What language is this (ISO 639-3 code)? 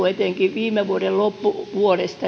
fin